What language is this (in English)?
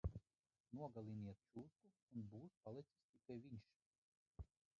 Latvian